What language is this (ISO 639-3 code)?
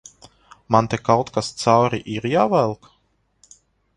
lav